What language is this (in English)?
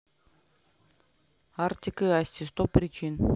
Russian